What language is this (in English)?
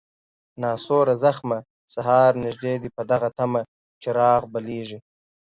Pashto